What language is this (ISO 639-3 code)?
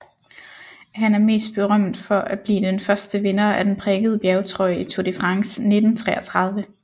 dan